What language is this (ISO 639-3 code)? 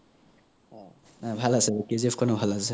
asm